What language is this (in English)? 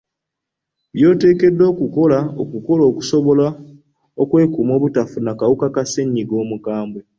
Ganda